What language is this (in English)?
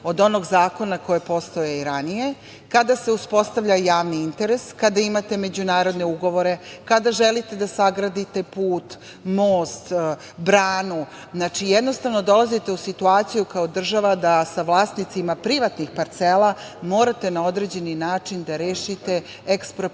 Serbian